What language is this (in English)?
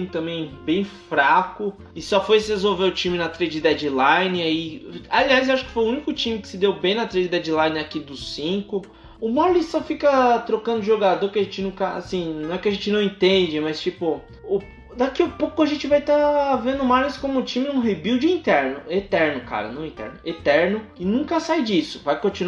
Portuguese